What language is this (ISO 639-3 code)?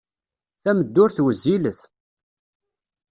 kab